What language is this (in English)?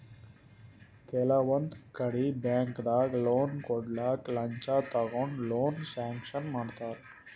Kannada